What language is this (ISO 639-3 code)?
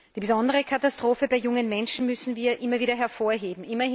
deu